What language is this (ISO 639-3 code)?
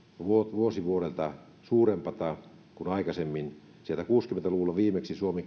fin